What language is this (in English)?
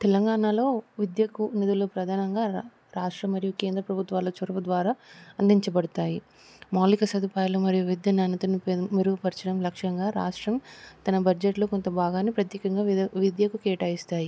Telugu